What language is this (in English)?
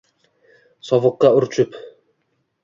Uzbek